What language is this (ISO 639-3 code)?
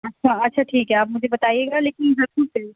urd